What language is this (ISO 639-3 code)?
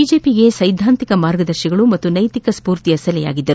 kan